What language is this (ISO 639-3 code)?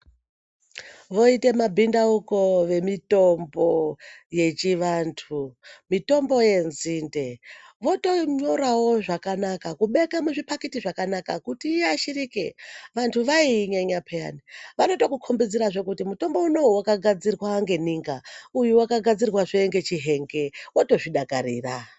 ndc